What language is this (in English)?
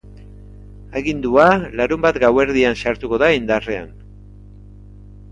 Basque